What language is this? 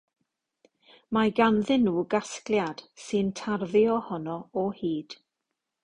Welsh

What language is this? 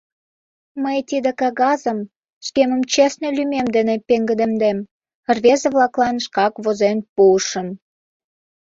Mari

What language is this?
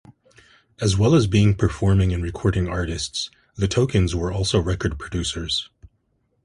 English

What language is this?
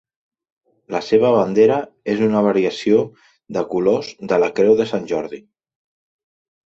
Catalan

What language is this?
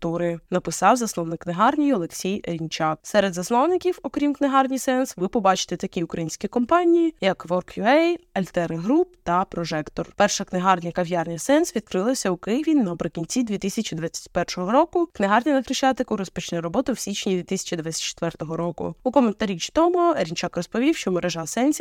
Ukrainian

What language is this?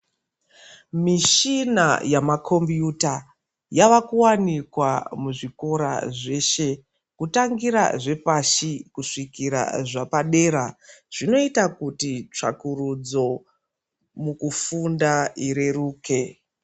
Ndau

